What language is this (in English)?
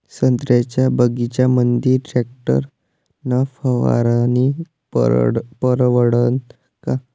Marathi